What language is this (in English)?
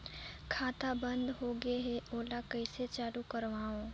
Chhattisgarhi